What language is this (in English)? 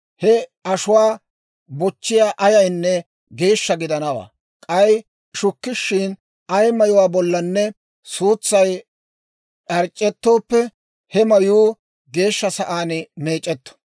Dawro